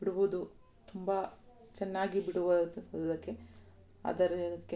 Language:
Kannada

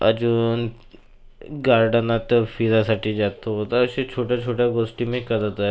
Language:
Marathi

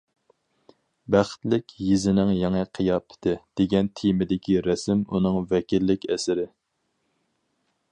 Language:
Uyghur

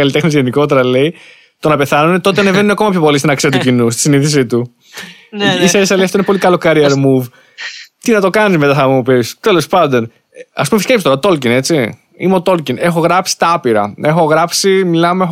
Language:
Greek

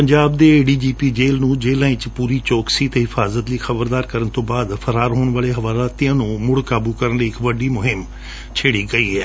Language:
Punjabi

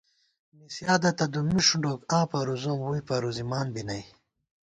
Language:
Gawar-Bati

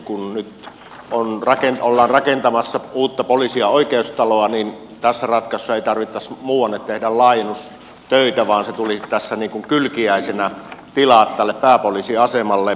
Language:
Finnish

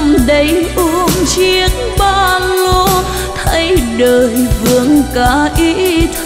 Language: Vietnamese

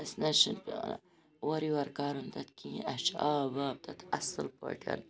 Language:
Kashmiri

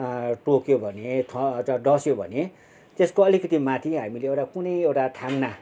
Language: Nepali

